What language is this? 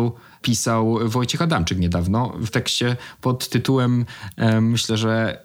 Polish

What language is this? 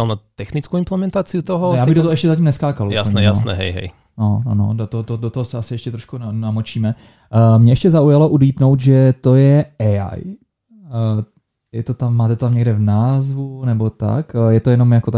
Czech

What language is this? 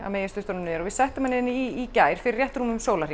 Icelandic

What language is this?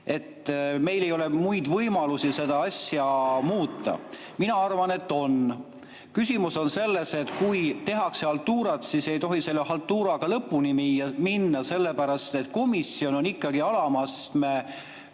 Estonian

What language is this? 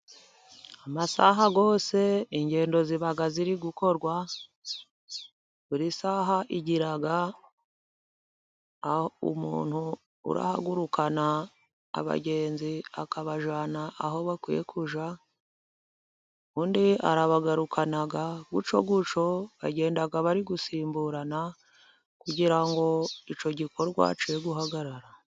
Kinyarwanda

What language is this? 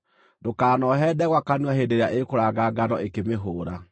Kikuyu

